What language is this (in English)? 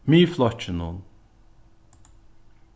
Faroese